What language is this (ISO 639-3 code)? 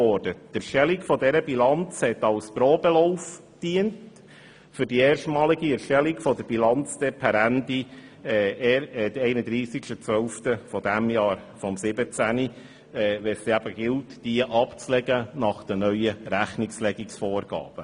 gsw